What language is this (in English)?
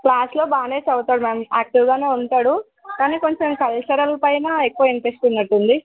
Telugu